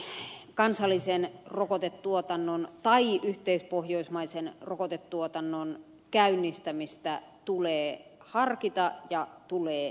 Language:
Finnish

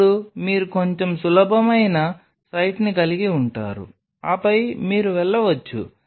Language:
Telugu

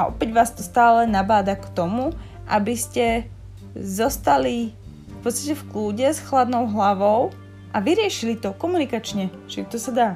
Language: Slovak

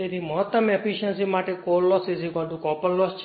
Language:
Gujarati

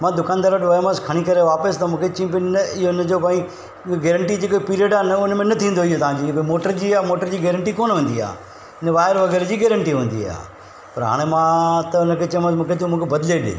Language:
Sindhi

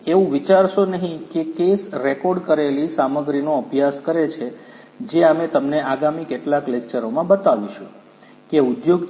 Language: Gujarati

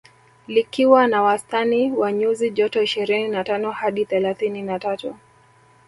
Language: Swahili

